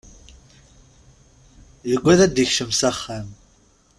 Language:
Kabyle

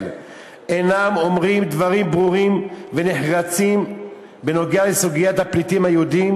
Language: Hebrew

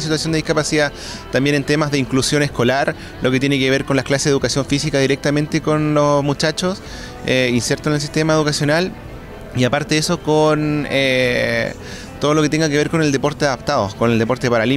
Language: Spanish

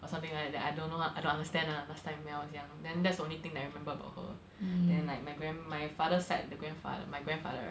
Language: English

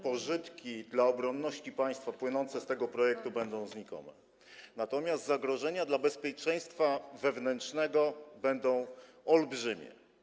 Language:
Polish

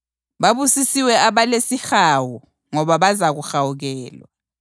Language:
North Ndebele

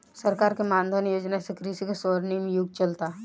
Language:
Bhojpuri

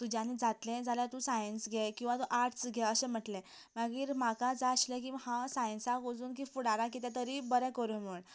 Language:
Konkani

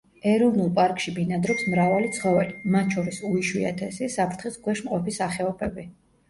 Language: Georgian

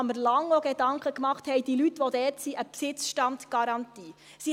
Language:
Swiss German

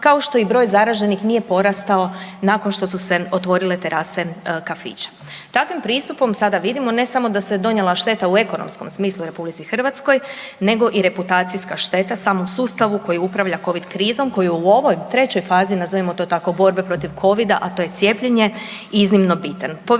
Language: Croatian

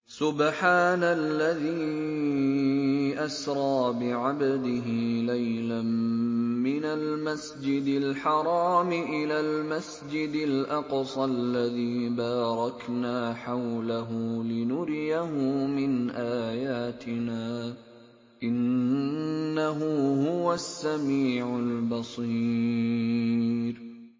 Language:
Arabic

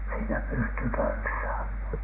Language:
Finnish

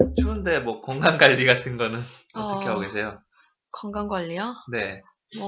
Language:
Korean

